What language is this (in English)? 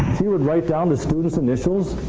English